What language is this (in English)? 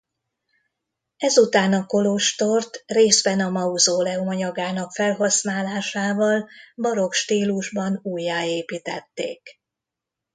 Hungarian